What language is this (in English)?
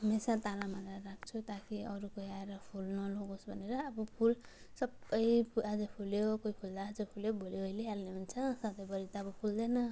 Nepali